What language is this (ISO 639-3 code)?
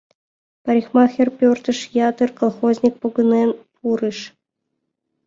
chm